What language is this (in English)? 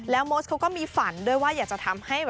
Thai